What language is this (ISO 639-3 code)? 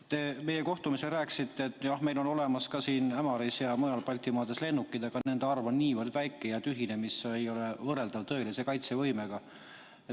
est